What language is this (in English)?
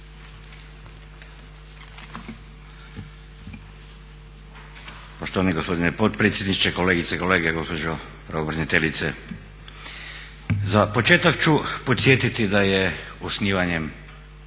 Croatian